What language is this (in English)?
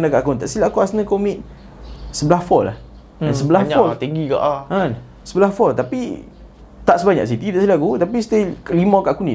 Malay